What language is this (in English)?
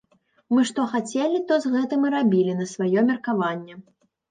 Belarusian